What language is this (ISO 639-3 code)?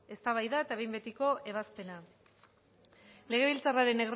eus